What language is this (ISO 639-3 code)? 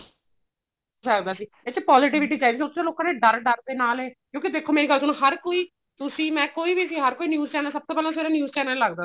pan